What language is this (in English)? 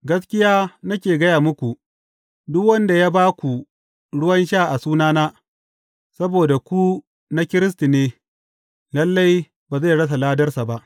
Hausa